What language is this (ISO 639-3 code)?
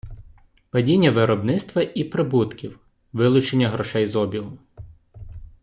ukr